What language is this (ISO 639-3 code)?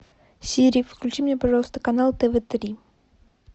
rus